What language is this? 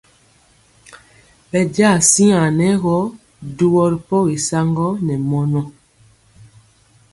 Mpiemo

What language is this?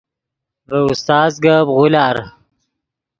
Yidgha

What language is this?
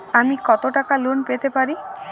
Bangla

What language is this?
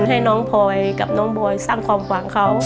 Thai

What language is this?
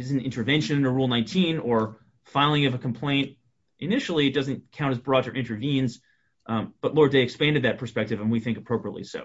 English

